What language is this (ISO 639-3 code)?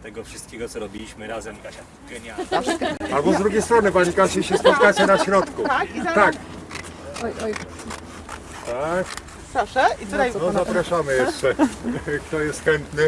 pol